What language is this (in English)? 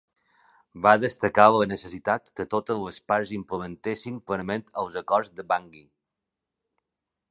Catalan